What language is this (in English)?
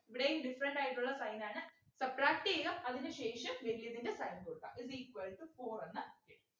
Malayalam